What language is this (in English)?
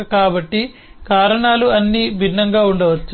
Telugu